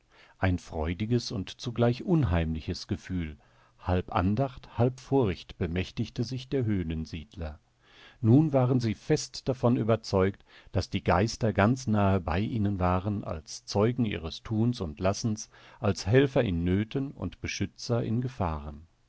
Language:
German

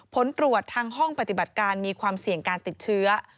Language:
Thai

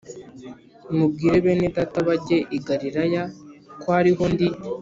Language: Kinyarwanda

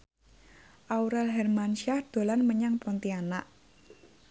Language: Javanese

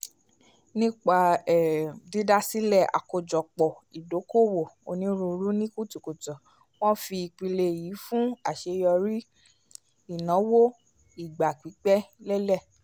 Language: Yoruba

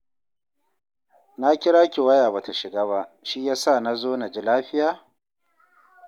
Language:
Hausa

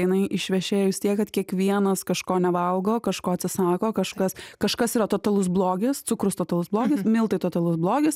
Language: Lithuanian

